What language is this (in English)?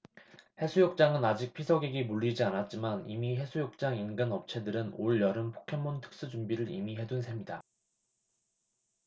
Korean